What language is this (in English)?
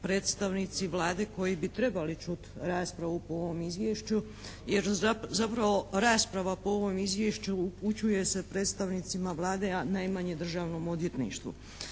Croatian